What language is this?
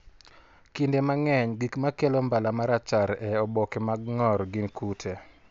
Luo (Kenya and Tanzania)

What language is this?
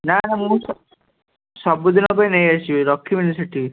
Odia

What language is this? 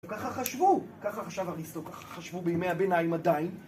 Hebrew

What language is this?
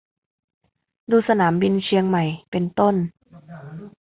Thai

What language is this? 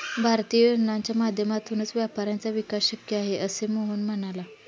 Marathi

